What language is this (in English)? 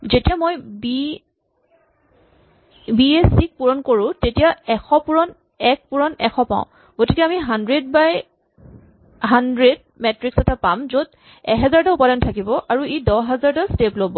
Assamese